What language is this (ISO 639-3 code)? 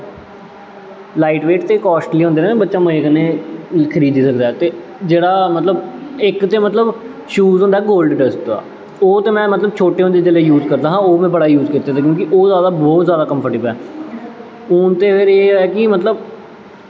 doi